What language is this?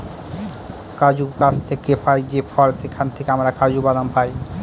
Bangla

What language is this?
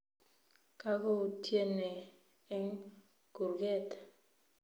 Kalenjin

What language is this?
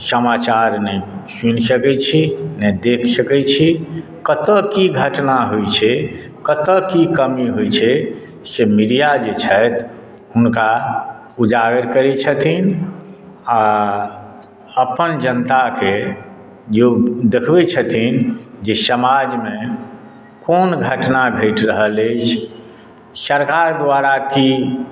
Maithili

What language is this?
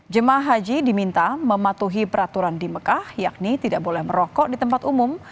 Indonesian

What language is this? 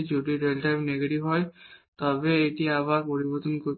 Bangla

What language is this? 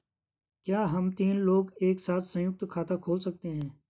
Hindi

